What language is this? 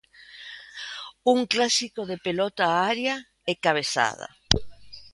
Galician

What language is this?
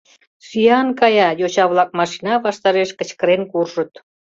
Mari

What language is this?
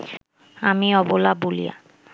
Bangla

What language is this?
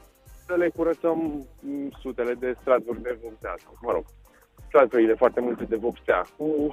Romanian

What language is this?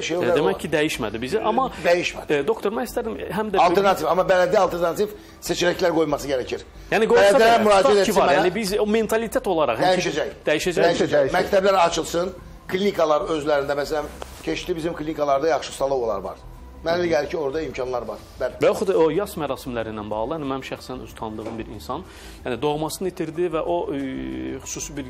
Turkish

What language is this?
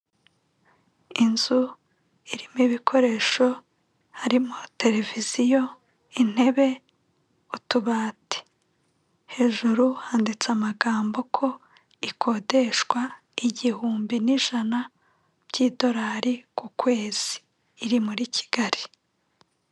Kinyarwanda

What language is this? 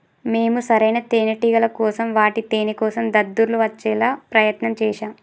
Telugu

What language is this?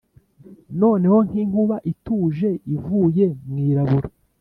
Kinyarwanda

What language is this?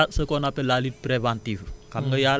Wolof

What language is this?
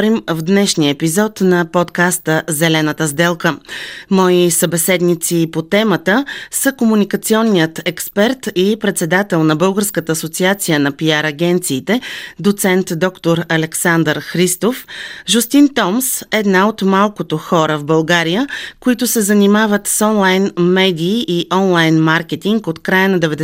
Bulgarian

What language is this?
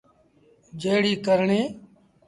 Sindhi Bhil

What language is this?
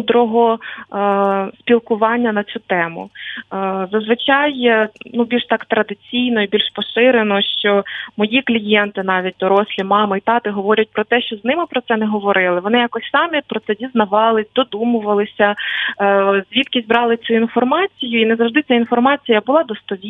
Ukrainian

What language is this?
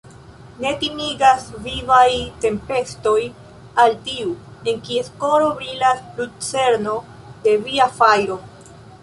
Esperanto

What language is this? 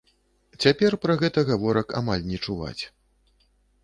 Belarusian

